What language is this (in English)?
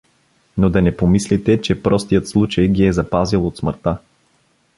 Bulgarian